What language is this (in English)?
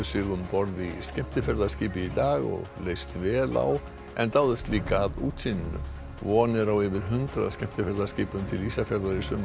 Icelandic